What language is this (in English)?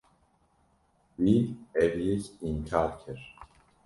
Kurdish